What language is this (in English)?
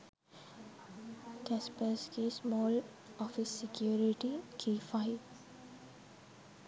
Sinhala